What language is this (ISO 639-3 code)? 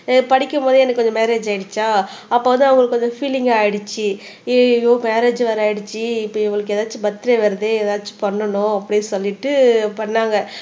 tam